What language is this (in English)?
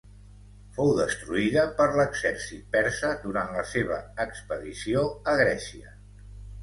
Catalan